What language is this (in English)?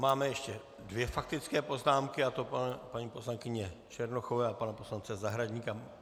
Czech